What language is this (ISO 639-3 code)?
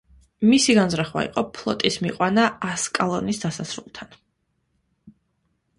kat